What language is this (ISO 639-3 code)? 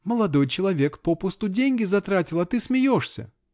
rus